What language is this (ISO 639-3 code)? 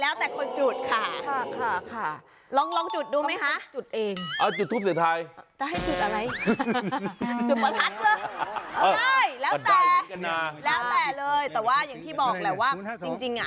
tha